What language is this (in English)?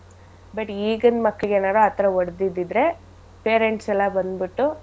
Kannada